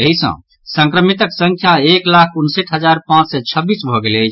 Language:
Maithili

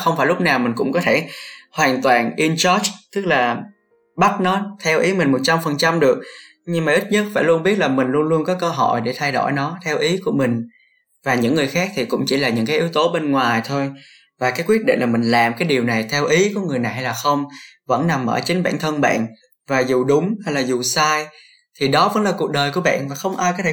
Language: Vietnamese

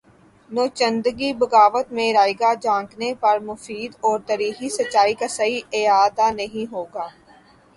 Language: Urdu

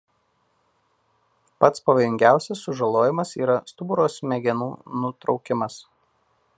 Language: Lithuanian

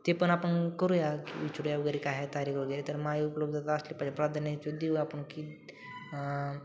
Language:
Marathi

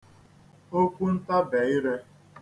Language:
Igbo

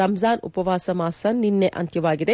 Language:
Kannada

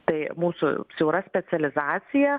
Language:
Lithuanian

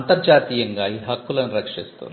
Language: Telugu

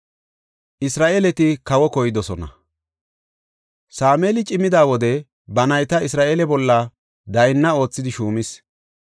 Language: Gofa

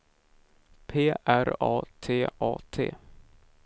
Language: Swedish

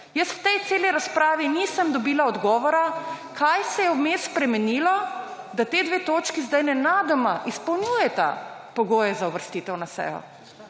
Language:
Slovenian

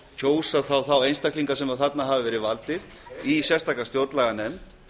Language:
Icelandic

